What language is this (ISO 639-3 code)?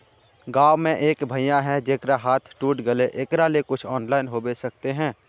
mag